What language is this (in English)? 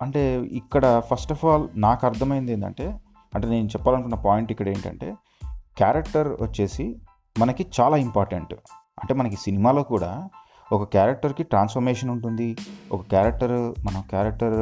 Telugu